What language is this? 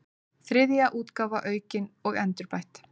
Icelandic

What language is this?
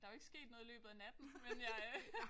Danish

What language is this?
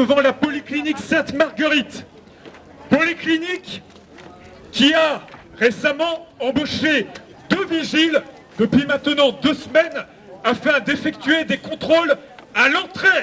French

